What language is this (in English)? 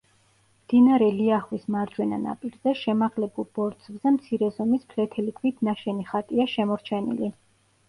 Georgian